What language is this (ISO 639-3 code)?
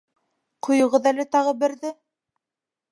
bak